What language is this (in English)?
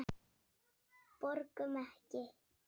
Icelandic